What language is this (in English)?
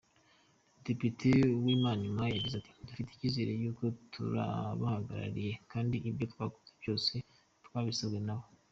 Kinyarwanda